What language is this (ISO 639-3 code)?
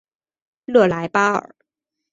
zho